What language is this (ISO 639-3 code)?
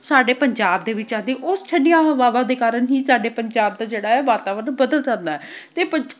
pan